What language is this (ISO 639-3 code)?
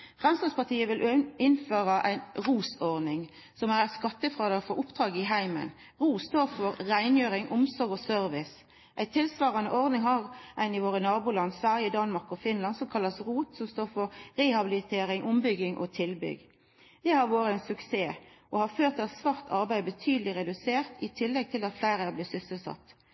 nno